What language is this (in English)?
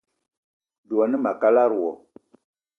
Eton (Cameroon)